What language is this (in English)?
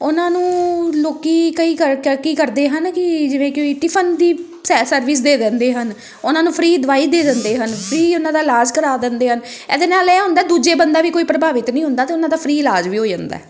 Punjabi